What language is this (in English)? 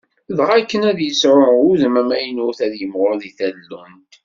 Kabyle